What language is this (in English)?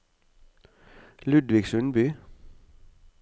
Norwegian